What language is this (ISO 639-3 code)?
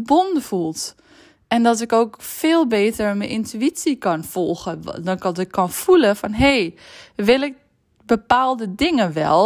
nld